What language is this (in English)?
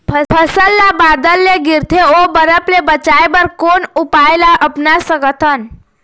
Chhattisgarhi